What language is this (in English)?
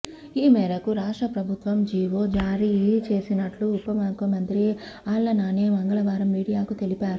Telugu